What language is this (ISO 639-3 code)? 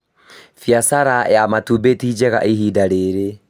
kik